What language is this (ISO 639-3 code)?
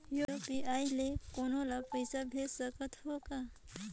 hne